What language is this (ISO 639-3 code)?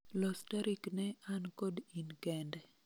luo